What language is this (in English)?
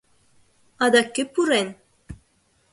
Mari